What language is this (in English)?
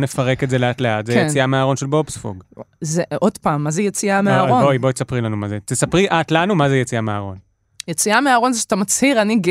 Hebrew